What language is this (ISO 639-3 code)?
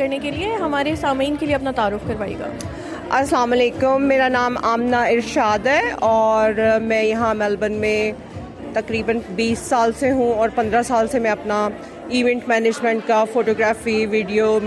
urd